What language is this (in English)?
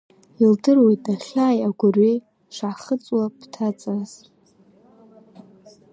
Abkhazian